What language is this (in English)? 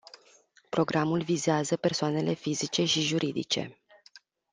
Romanian